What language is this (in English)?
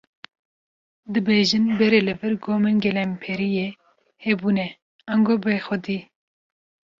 Kurdish